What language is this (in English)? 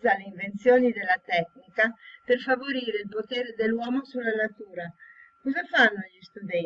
Italian